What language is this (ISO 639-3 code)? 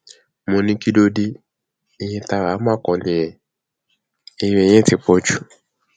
yor